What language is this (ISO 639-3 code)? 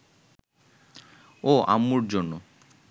ben